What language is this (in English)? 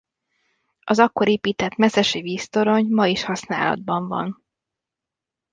Hungarian